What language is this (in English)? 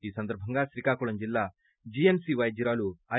Telugu